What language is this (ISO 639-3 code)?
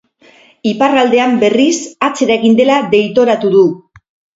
eus